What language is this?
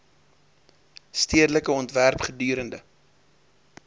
Afrikaans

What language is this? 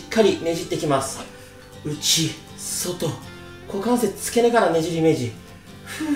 Japanese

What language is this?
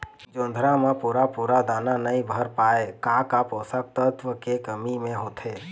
Chhattisgarhi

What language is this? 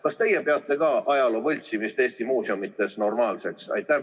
Estonian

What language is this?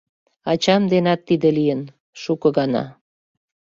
Mari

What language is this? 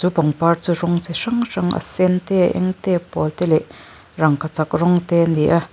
Mizo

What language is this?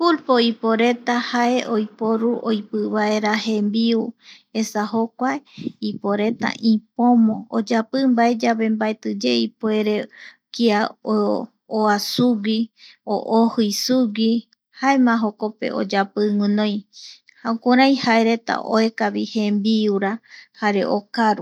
Eastern Bolivian Guaraní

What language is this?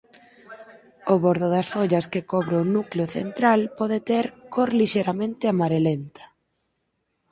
Galician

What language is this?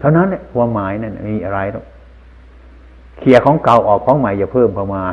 Thai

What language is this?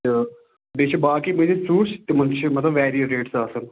Kashmiri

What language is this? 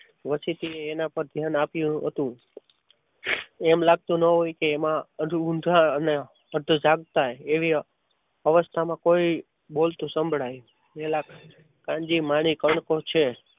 Gujarati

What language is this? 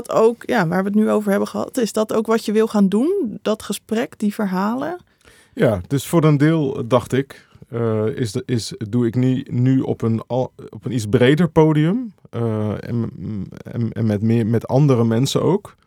Dutch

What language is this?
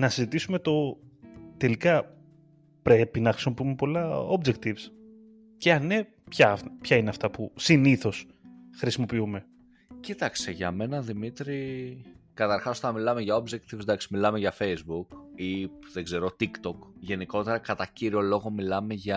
Greek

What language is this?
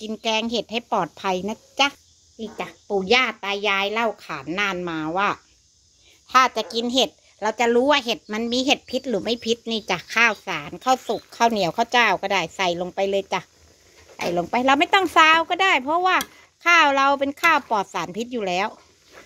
Thai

